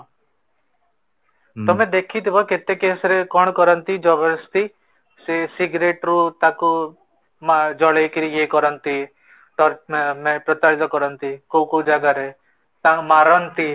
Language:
Odia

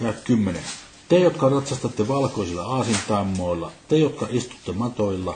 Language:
Finnish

